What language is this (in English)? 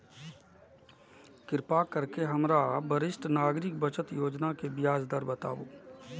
Maithili